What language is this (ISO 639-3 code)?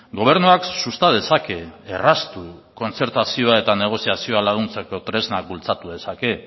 eus